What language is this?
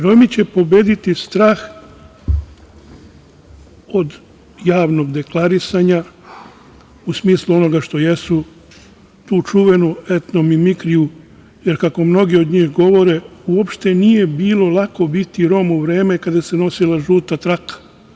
Serbian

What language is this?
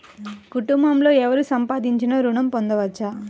Telugu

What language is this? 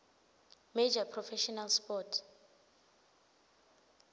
Swati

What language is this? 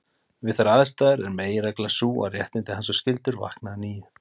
Icelandic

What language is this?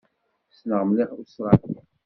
Kabyle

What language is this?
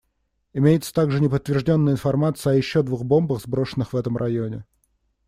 Russian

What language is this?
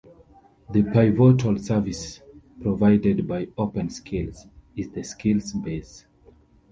English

